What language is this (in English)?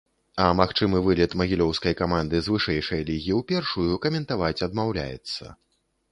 Belarusian